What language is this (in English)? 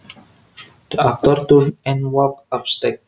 Javanese